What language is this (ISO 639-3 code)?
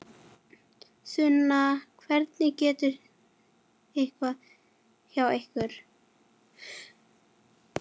isl